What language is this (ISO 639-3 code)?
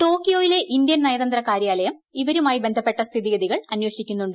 mal